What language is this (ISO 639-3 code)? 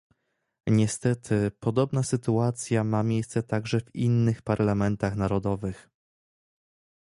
pol